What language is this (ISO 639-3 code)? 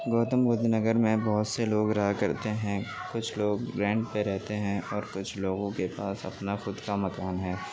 urd